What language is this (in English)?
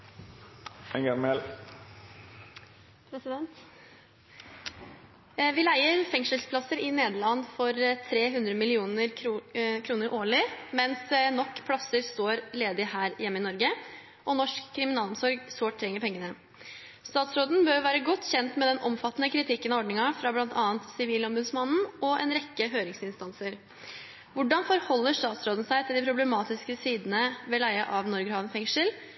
Norwegian